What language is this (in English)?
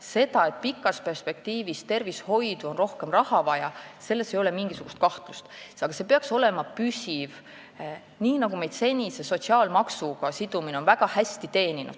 Estonian